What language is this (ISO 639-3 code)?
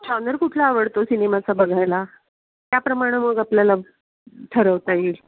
mar